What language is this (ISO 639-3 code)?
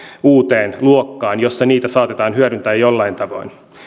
fin